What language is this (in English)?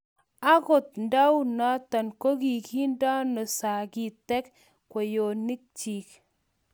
Kalenjin